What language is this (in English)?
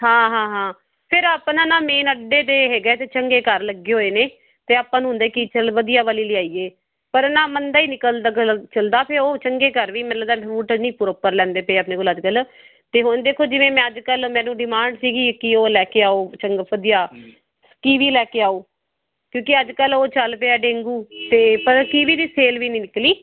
Punjabi